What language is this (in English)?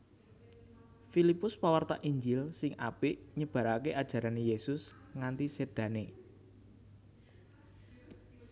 Javanese